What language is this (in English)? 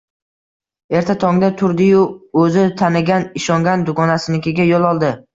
Uzbek